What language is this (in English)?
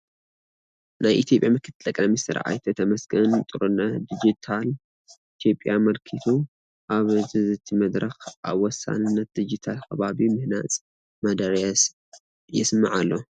Tigrinya